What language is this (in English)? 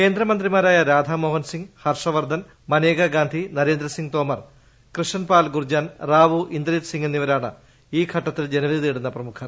Malayalam